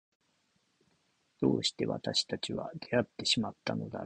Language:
Japanese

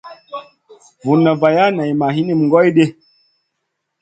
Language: Masana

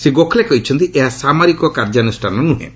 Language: Odia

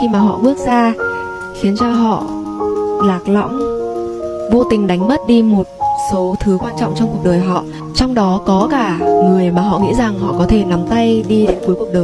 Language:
Vietnamese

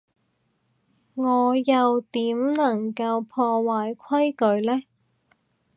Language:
Cantonese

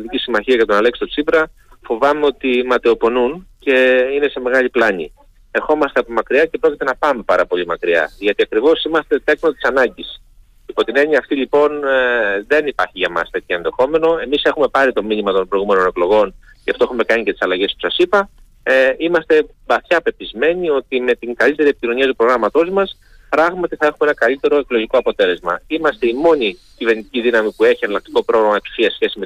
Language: Greek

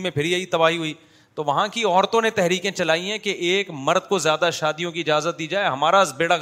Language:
Urdu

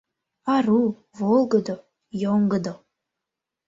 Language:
Mari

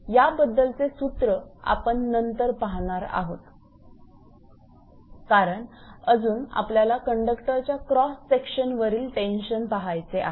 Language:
Marathi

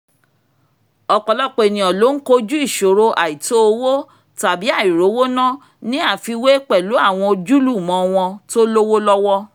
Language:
Yoruba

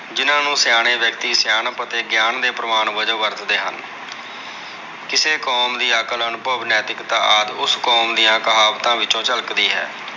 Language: Punjabi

